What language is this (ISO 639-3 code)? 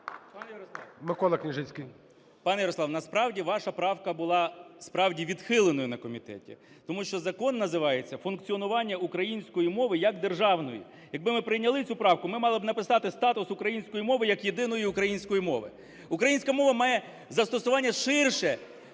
ukr